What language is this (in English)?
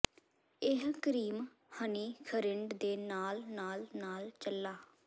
Punjabi